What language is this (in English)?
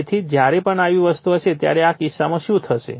Gujarati